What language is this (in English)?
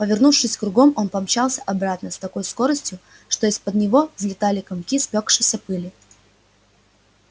Russian